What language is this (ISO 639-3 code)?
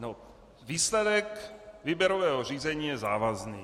ces